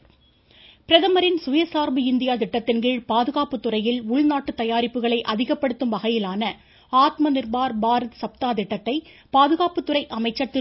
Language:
Tamil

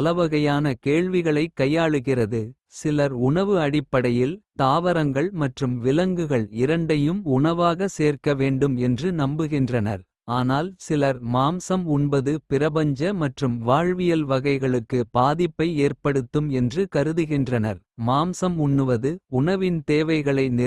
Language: Kota (India)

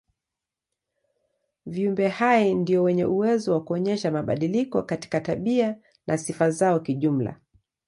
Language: Swahili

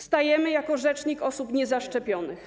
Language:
Polish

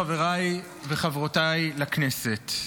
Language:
Hebrew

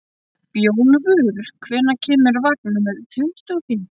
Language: Icelandic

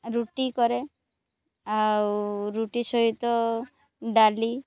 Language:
Odia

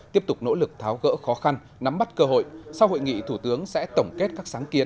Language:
Vietnamese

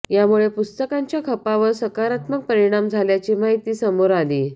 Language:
Marathi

